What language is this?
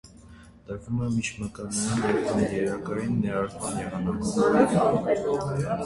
Armenian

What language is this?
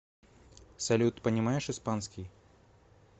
Russian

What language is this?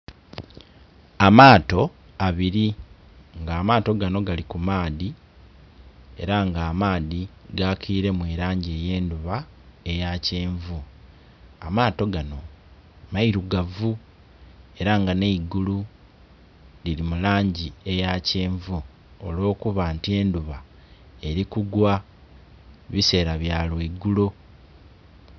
Soga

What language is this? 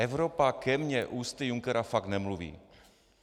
Czech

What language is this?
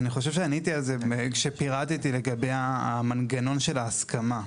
Hebrew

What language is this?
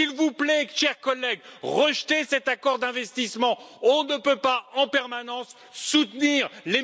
French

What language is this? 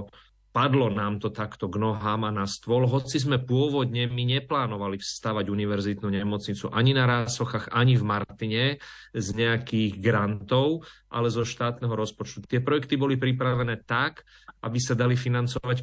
Slovak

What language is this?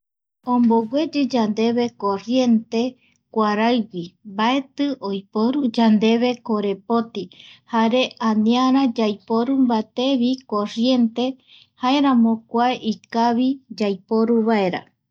Eastern Bolivian Guaraní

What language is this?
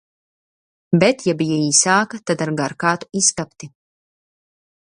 Latvian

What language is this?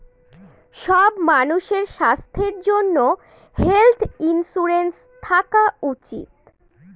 Bangla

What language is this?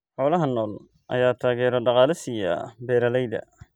Somali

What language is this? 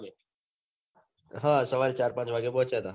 Gujarati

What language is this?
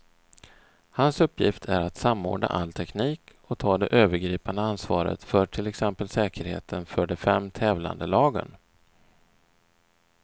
Swedish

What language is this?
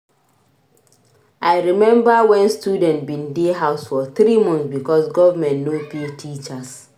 Nigerian Pidgin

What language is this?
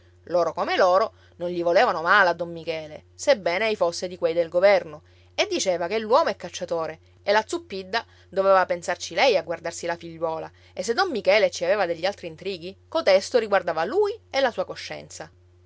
Italian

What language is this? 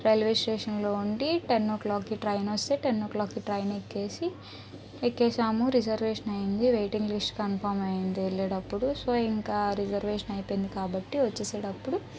Telugu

